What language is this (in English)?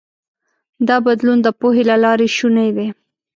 Pashto